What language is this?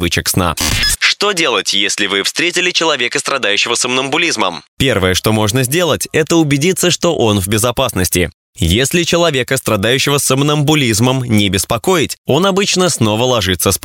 Russian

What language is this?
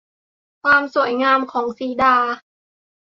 Thai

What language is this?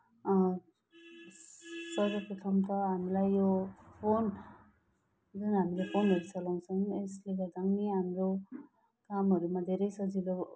Nepali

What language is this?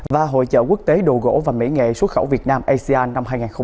Vietnamese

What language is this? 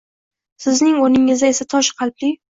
Uzbek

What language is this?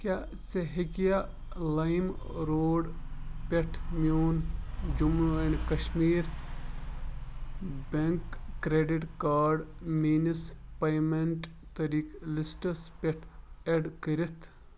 Kashmiri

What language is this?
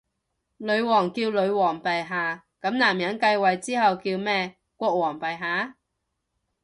Cantonese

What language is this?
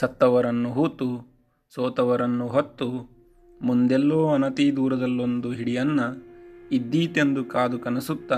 Kannada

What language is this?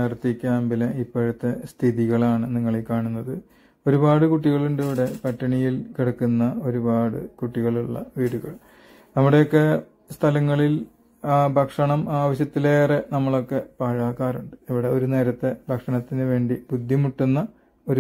Malayalam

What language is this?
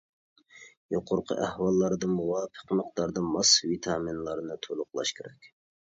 Uyghur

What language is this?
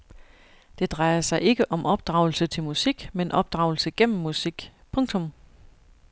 Danish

